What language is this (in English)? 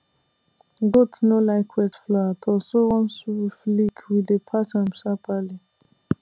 Nigerian Pidgin